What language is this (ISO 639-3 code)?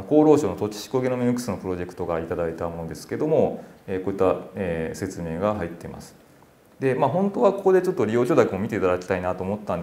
jpn